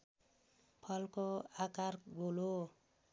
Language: Nepali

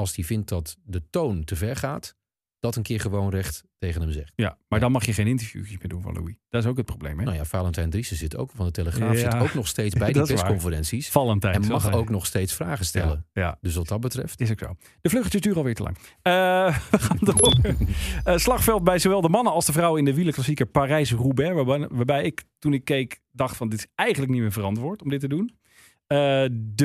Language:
Dutch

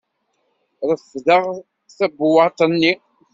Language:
Kabyle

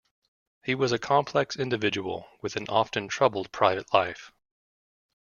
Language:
English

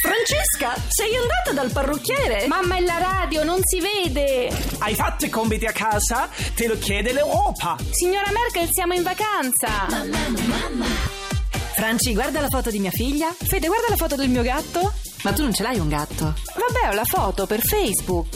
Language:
Italian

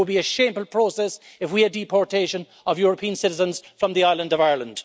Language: English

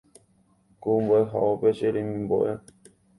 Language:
Guarani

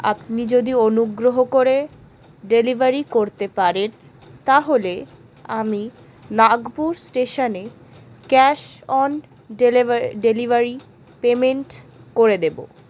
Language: Bangla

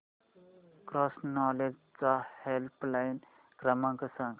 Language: Marathi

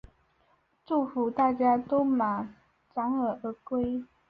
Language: Chinese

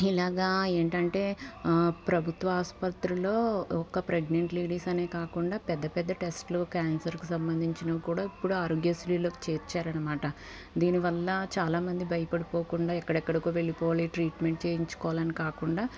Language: Telugu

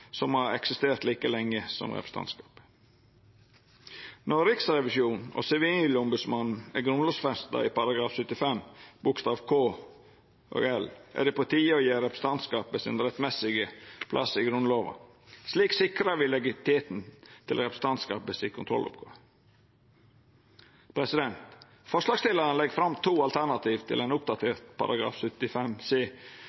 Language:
Norwegian Nynorsk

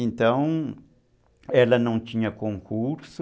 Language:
Portuguese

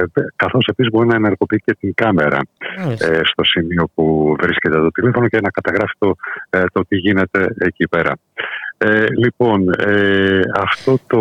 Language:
Greek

